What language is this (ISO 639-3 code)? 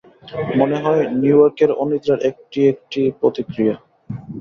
ben